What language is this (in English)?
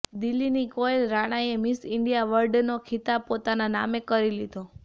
Gujarati